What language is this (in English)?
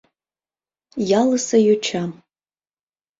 Mari